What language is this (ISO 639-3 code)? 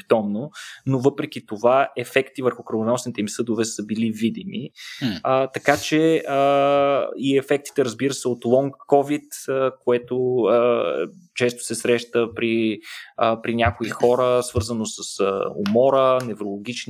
bul